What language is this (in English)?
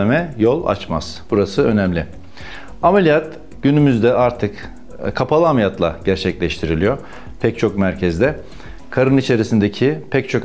Turkish